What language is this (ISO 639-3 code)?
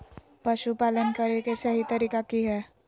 mag